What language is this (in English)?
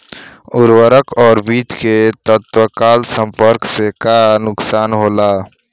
Bhojpuri